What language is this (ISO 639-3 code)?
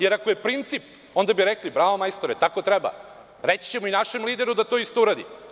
srp